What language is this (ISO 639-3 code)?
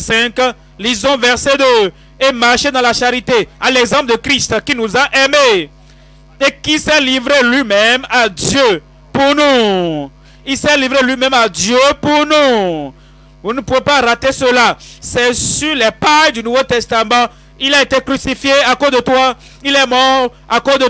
fra